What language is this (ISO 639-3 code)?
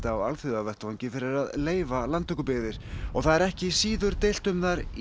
isl